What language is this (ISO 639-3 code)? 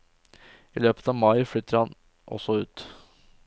nor